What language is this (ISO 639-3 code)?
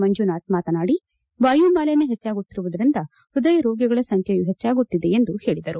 kan